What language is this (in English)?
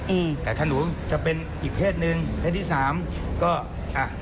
Thai